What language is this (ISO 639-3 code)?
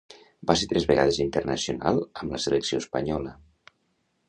cat